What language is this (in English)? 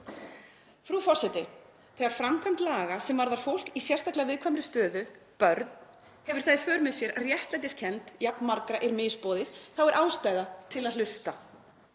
Icelandic